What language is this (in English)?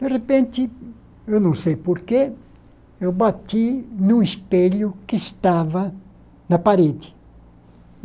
Portuguese